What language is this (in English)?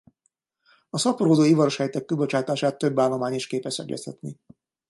Hungarian